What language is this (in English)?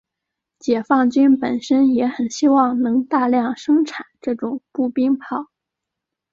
Chinese